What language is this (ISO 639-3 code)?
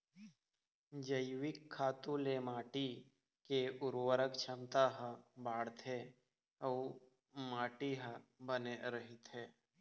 hne